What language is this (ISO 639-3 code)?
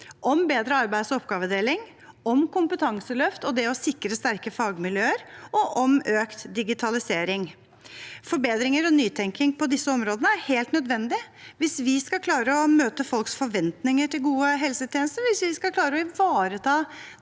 nor